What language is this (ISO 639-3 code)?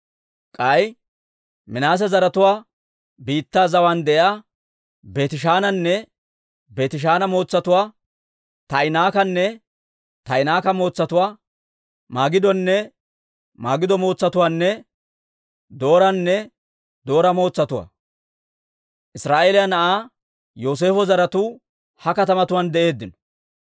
dwr